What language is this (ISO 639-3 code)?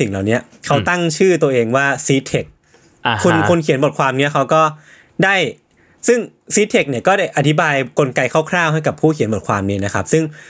tha